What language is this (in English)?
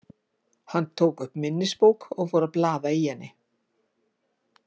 Icelandic